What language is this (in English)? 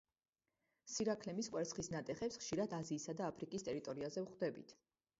Georgian